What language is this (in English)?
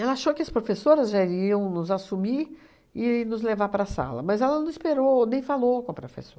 Portuguese